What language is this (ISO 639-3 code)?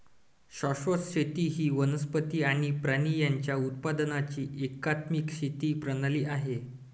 mar